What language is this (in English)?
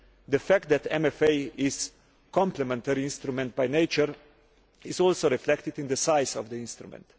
English